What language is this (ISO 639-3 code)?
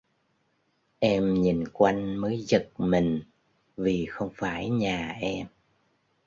vie